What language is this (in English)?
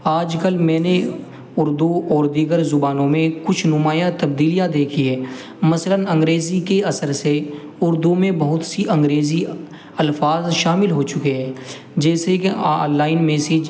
Urdu